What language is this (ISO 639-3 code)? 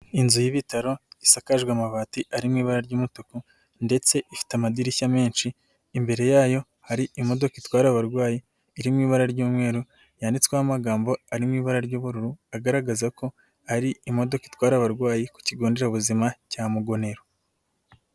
kin